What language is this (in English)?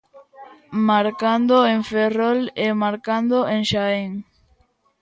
Galician